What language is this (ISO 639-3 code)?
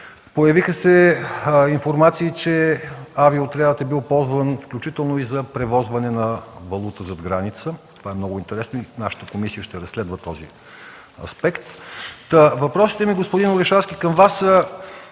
bul